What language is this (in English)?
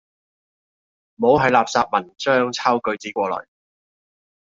Cantonese